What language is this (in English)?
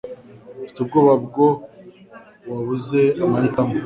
Kinyarwanda